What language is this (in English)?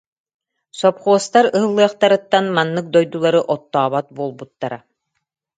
Yakut